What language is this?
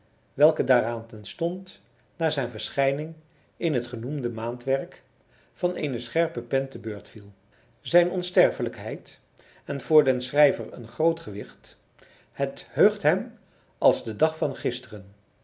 Dutch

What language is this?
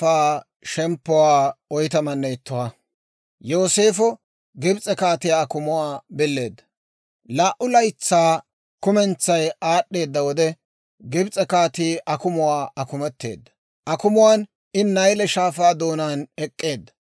Dawro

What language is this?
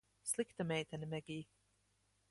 Latvian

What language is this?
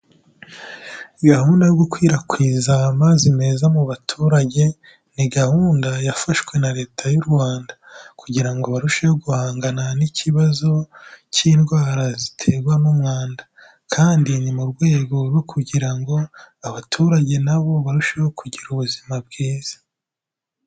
Kinyarwanda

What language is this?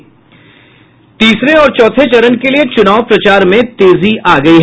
Hindi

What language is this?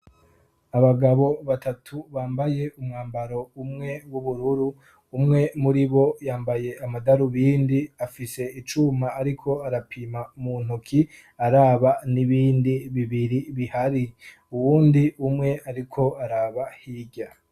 Rundi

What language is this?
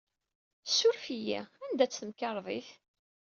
Kabyle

